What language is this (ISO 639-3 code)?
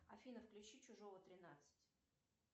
rus